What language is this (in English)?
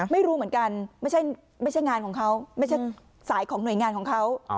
Thai